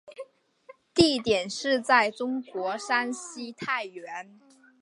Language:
Chinese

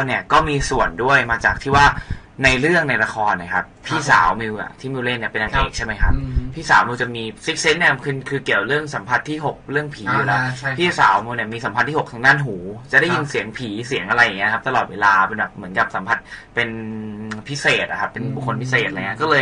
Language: Thai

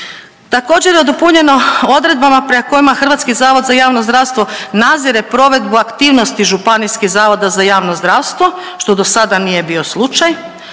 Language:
Croatian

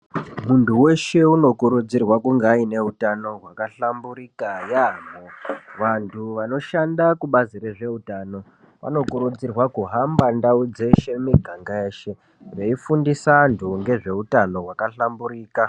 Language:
Ndau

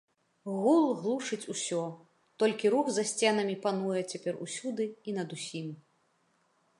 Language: Belarusian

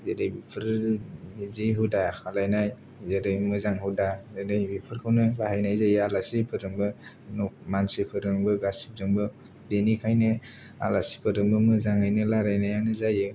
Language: Bodo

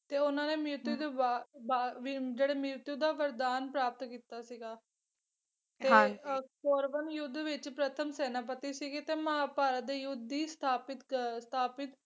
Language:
Punjabi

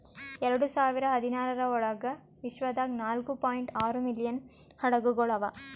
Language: Kannada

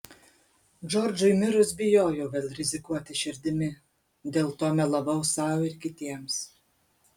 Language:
Lithuanian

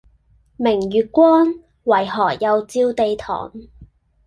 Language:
Cantonese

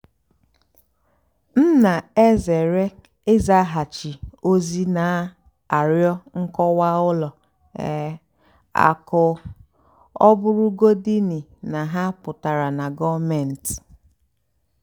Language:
Igbo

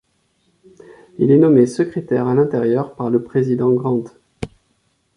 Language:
French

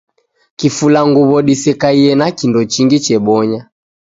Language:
Taita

